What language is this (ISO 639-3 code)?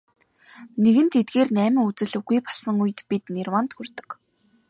mon